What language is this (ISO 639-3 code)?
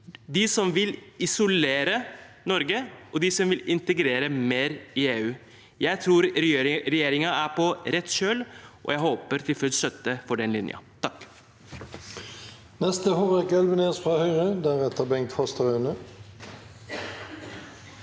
nor